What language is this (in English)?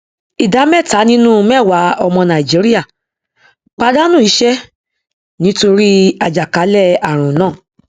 Yoruba